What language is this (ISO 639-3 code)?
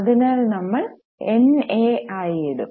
mal